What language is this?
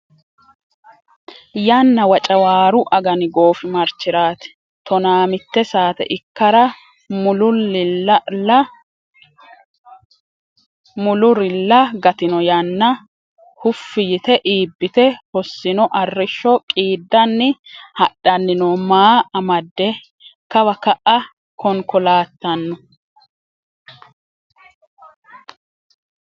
Sidamo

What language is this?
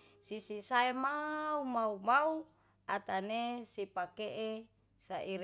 Yalahatan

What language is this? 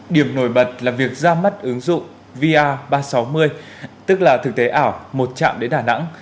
Vietnamese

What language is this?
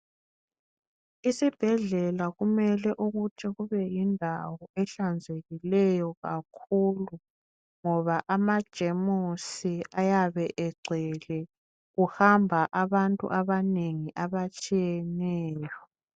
North Ndebele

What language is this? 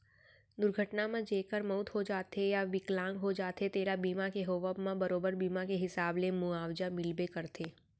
Chhattisgarhi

